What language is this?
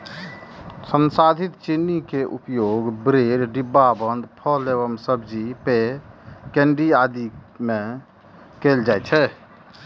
Maithili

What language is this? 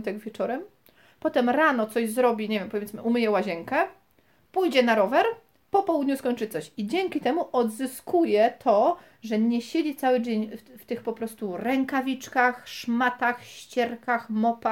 Polish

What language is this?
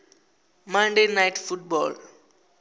Venda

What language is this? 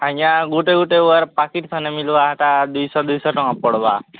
Odia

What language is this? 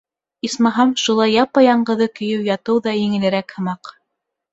Bashkir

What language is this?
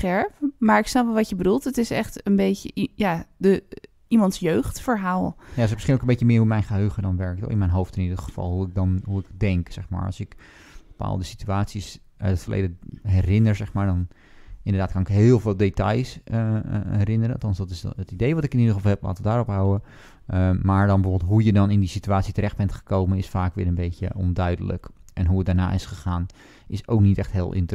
Dutch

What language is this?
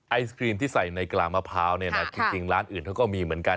Thai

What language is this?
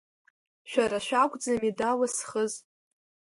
Abkhazian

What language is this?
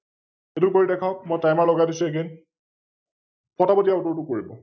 Assamese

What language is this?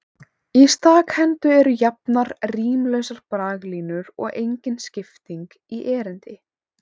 Icelandic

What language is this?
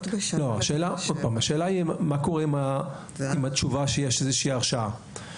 Hebrew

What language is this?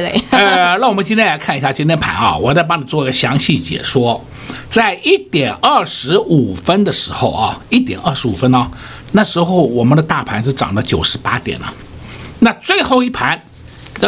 Chinese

